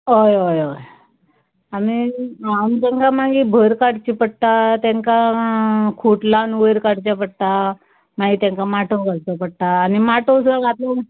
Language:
Konkani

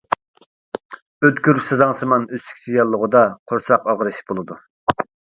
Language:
Uyghur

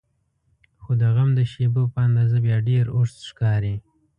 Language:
Pashto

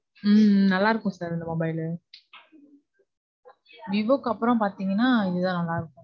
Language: Tamil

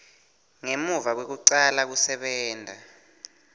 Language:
Swati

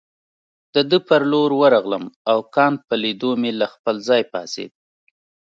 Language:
Pashto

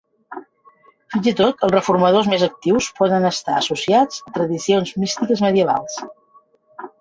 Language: Catalan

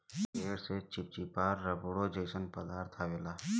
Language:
Bhojpuri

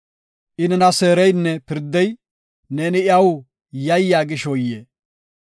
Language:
Gofa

